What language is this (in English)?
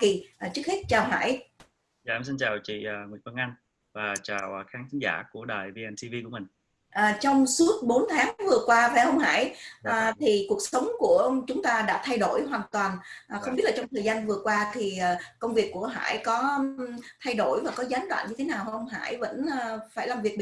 Vietnamese